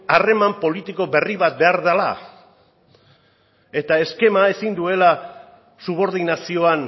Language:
Basque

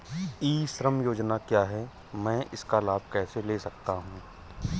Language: Hindi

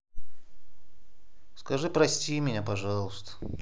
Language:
Russian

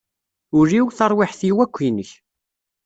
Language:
Kabyle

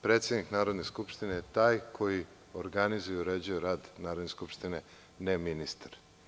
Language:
Serbian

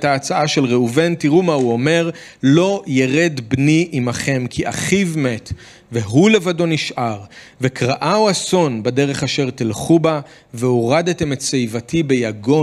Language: Hebrew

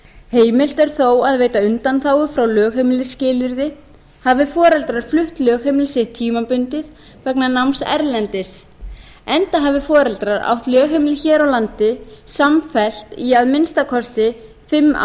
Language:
Icelandic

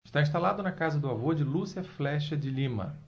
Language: Portuguese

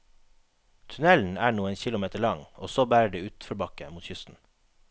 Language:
Norwegian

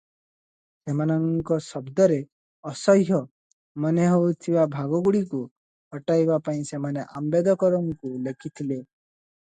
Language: Odia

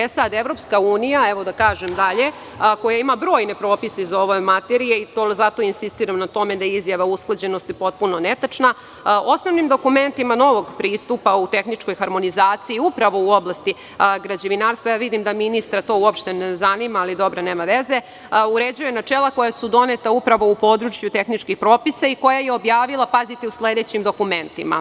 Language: Serbian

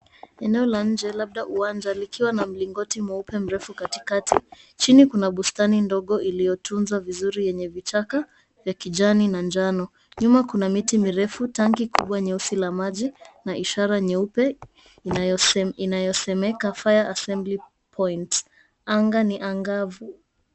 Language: Swahili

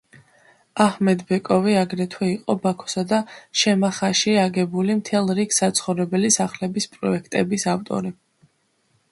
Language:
Georgian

